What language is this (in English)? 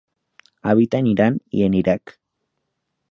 Spanish